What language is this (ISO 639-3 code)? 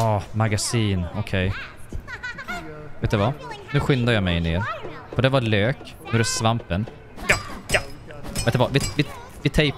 swe